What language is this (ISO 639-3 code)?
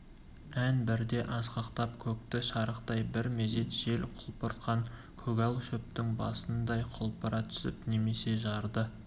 kaz